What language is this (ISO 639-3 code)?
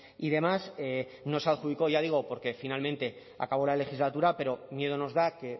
spa